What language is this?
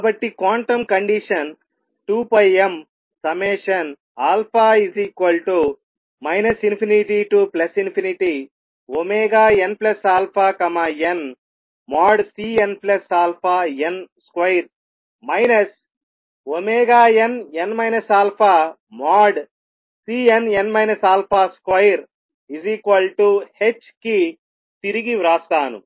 Telugu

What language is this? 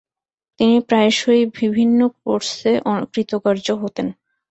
Bangla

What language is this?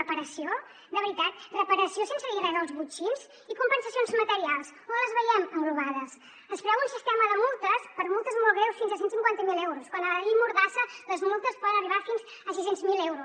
Catalan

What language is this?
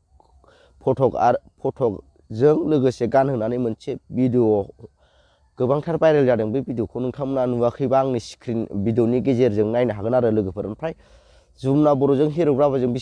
Vietnamese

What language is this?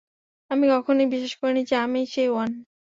Bangla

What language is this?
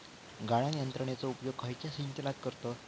Marathi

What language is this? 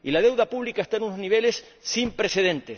Spanish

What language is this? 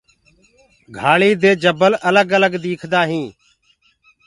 Gurgula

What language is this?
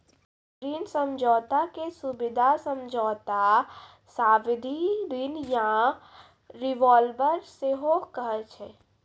Maithili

